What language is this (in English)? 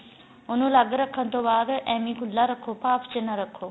Punjabi